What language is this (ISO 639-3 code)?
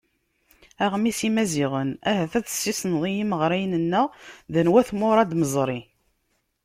kab